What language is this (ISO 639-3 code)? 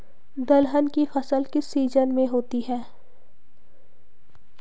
hin